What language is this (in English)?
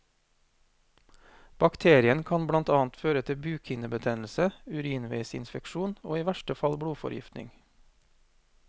Norwegian